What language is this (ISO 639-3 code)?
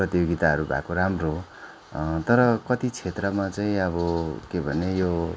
nep